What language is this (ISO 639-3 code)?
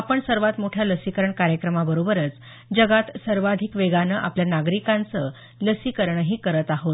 mar